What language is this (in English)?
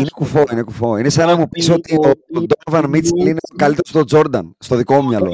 Greek